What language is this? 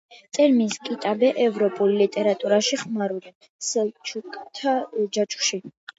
Georgian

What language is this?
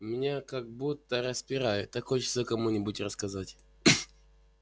Russian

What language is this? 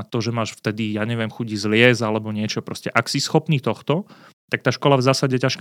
Slovak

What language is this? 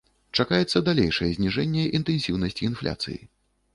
Belarusian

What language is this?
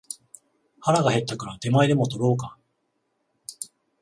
Japanese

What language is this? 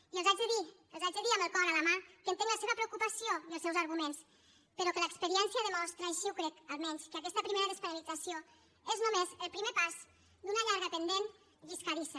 Catalan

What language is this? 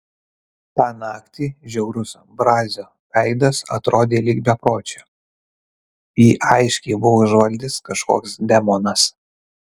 Lithuanian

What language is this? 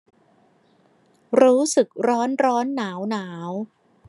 Thai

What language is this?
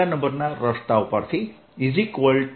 Gujarati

